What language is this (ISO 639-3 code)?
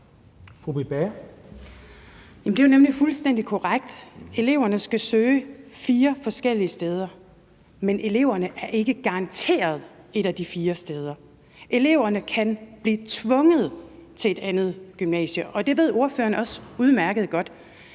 dan